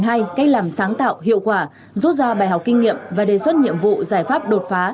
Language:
Vietnamese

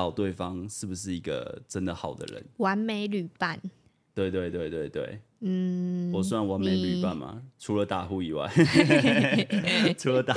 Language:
Chinese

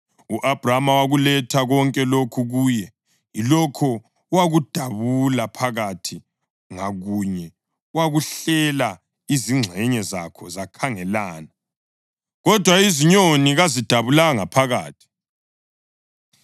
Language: North Ndebele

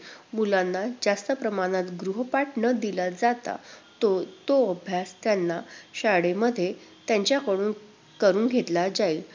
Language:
Marathi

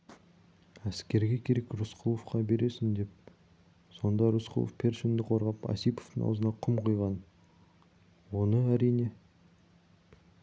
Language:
Kazakh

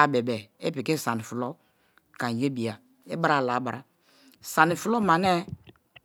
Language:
Kalabari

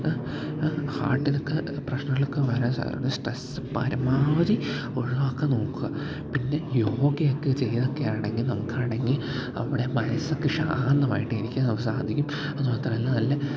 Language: Malayalam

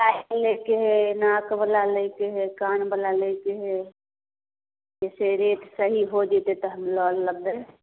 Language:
Maithili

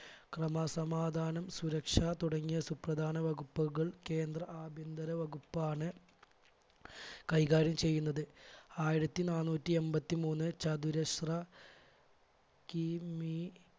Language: Malayalam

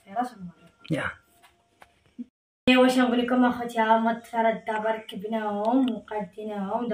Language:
Arabic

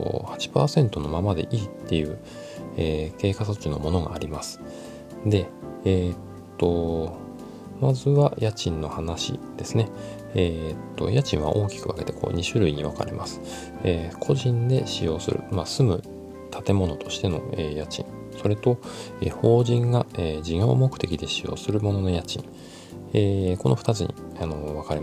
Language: Japanese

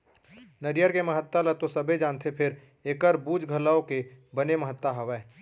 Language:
Chhattisgarhi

